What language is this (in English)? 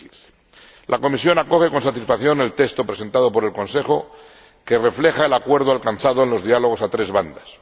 Spanish